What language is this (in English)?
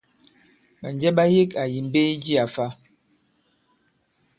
Bankon